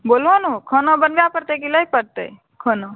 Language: Maithili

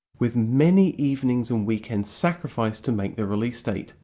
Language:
English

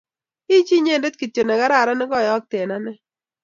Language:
Kalenjin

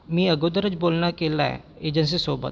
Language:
Marathi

